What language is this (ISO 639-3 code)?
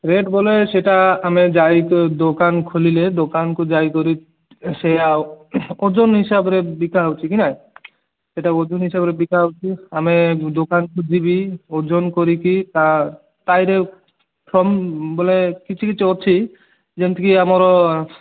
ori